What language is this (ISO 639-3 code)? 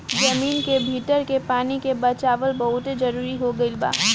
bho